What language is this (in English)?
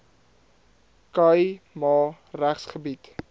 Afrikaans